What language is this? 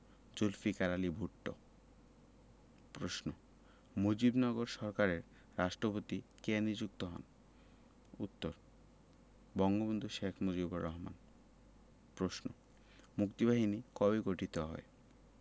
Bangla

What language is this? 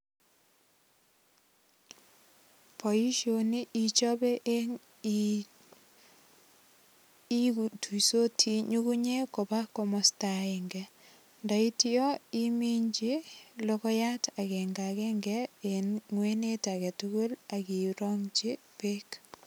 Kalenjin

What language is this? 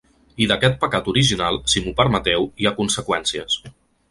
Catalan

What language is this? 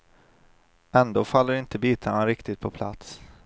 Swedish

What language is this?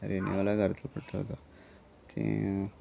Konkani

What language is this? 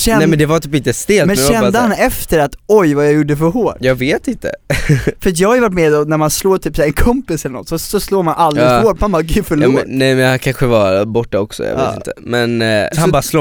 Swedish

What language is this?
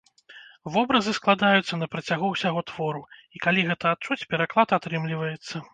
Belarusian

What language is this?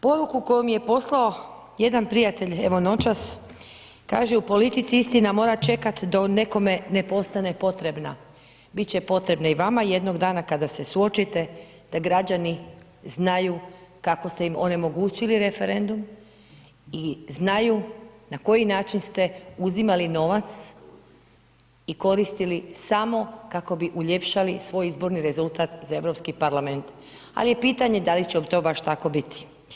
Croatian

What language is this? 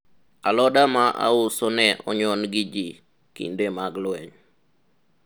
Luo (Kenya and Tanzania)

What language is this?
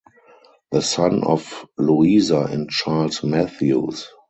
English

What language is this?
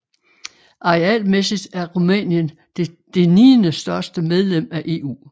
Danish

